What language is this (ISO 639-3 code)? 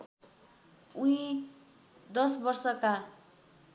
nep